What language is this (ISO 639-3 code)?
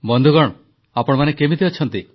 ori